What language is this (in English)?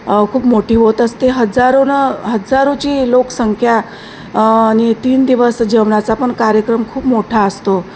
Marathi